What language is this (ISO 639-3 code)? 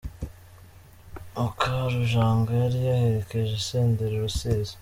kin